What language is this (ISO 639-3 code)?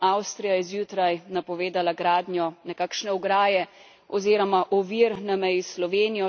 slv